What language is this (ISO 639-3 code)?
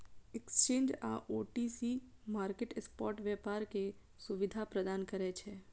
mai